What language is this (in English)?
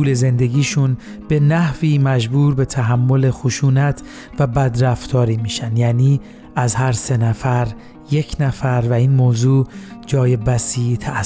Persian